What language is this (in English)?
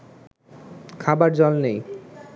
Bangla